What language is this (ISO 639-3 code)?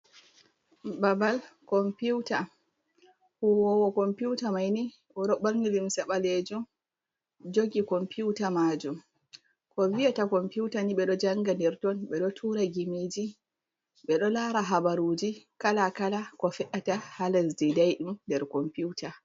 ful